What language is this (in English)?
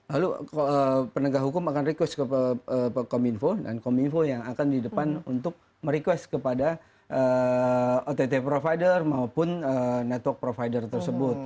Indonesian